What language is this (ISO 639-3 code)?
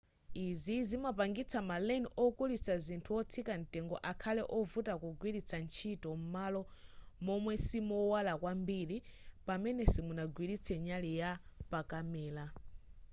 nya